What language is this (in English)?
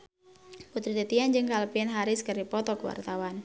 Sundanese